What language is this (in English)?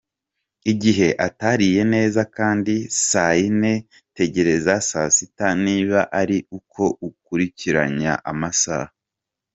Kinyarwanda